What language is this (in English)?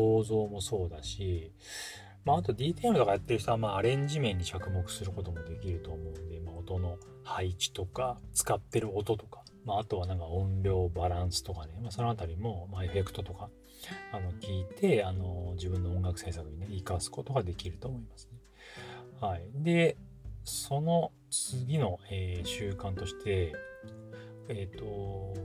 Japanese